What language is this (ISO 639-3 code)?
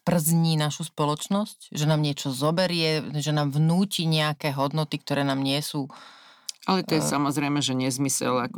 slk